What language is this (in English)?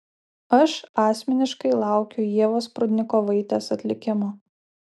Lithuanian